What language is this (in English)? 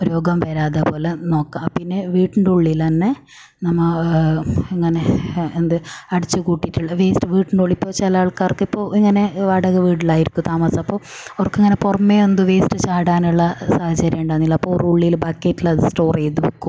Malayalam